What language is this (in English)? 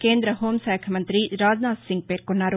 Telugu